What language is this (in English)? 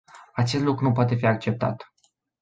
Romanian